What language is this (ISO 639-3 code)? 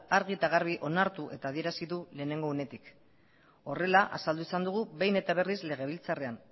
eus